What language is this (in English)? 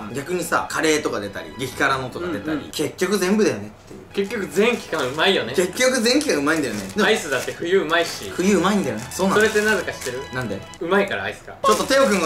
Japanese